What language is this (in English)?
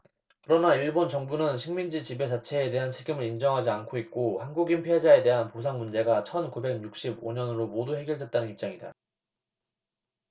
Korean